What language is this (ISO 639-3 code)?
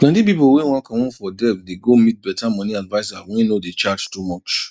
pcm